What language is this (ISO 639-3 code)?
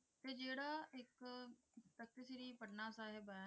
pan